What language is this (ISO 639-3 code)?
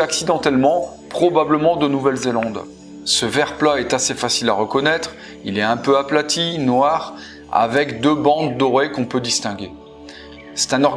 fra